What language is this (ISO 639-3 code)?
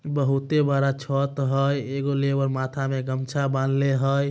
mag